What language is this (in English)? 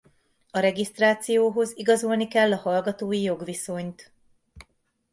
Hungarian